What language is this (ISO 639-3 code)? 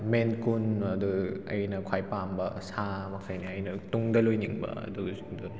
mni